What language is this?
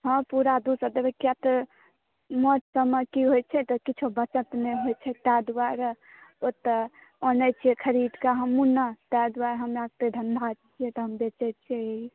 Maithili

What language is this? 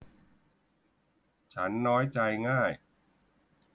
Thai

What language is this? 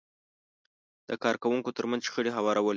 Pashto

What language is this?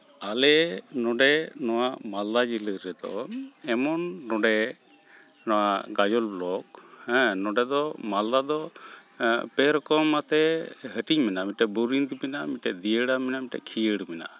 Santali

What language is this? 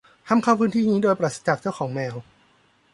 Thai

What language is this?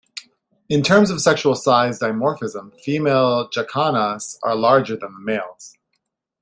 English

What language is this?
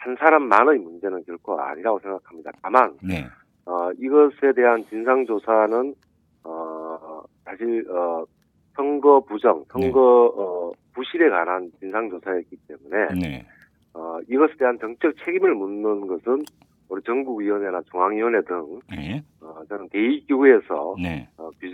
Korean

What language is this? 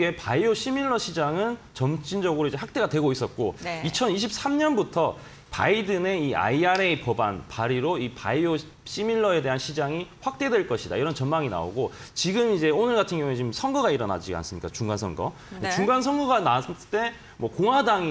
Korean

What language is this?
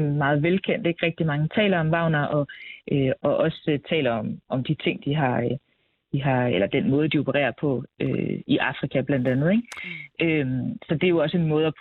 Danish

